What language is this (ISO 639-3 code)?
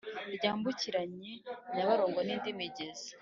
kin